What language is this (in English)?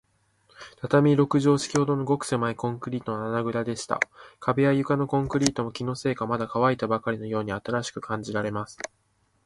Japanese